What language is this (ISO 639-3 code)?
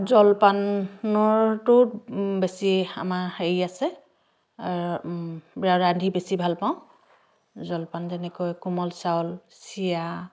asm